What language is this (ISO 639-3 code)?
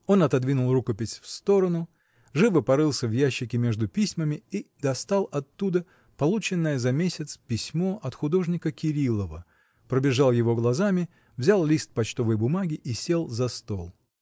rus